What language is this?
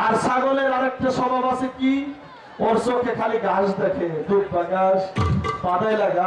Turkish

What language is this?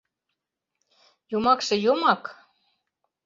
Mari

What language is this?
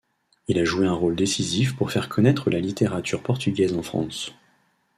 French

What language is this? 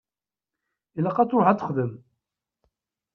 Kabyle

